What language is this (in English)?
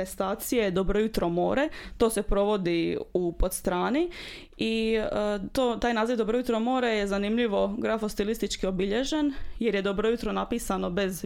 Croatian